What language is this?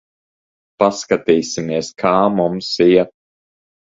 Latvian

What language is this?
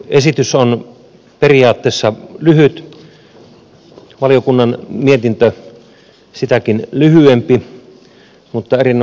Finnish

